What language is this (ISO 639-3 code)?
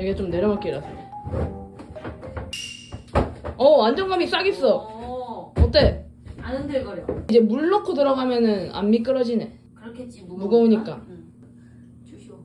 kor